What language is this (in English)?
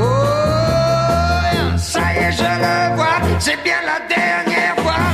Spanish